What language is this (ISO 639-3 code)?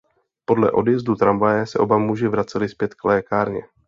ces